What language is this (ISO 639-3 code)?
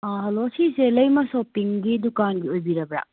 mni